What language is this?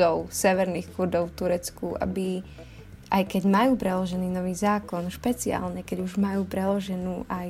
Slovak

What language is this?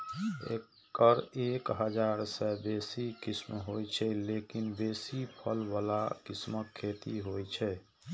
Maithili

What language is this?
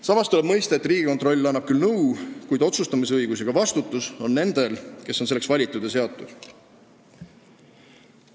Estonian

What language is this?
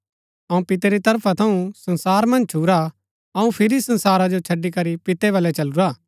Gaddi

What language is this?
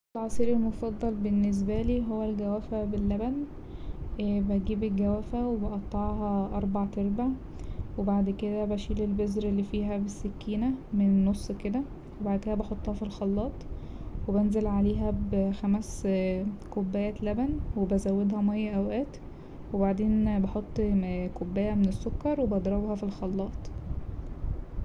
Egyptian Arabic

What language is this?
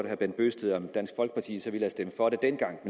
Danish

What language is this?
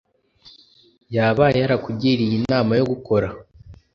Kinyarwanda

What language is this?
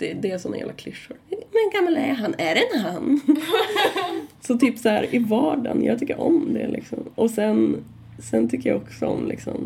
Swedish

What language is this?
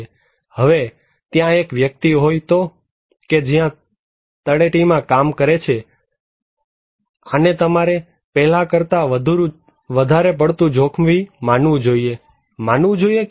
Gujarati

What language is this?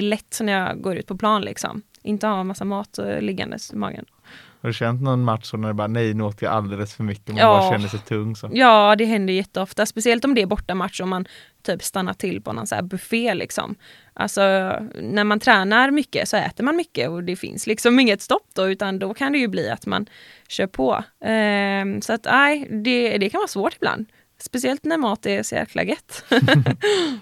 Swedish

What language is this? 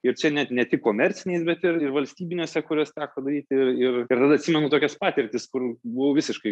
Lithuanian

